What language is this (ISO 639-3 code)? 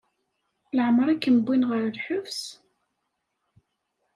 kab